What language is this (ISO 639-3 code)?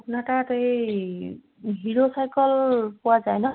asm